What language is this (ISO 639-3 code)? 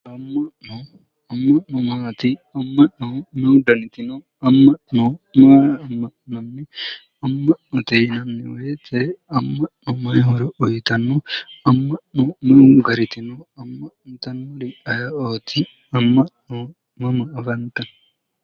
sid